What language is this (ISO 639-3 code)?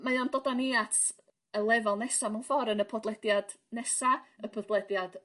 cym